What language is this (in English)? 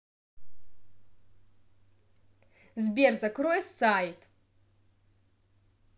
Russian